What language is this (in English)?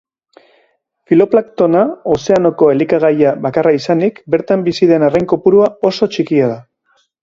Basque